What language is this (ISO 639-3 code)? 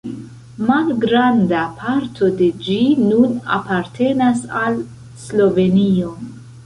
epo